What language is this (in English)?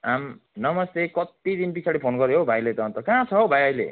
Nepali